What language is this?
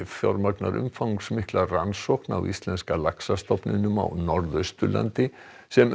Icelandic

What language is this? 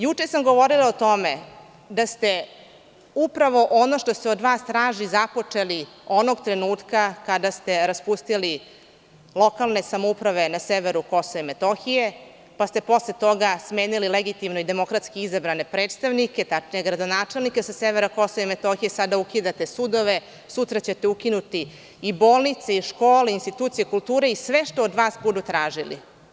Serbian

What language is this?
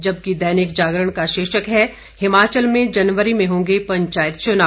Hindi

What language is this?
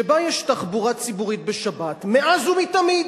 Hebrew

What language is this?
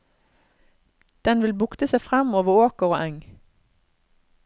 Norwegian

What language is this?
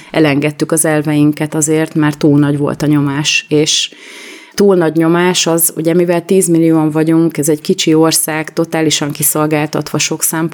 Hungarian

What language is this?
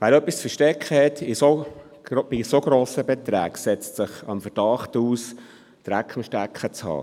Swiss German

